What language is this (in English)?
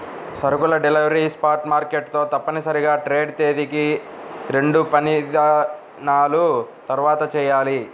Telugu